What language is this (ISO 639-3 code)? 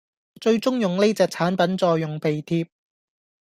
yue